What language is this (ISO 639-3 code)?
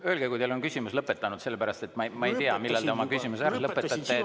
est